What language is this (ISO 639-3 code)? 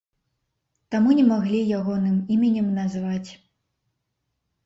bel